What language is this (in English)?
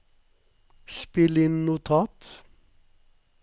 Norwegian